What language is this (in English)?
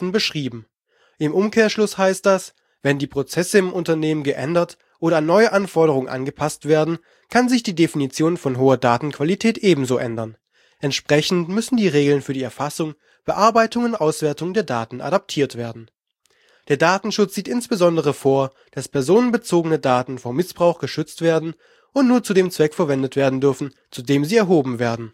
German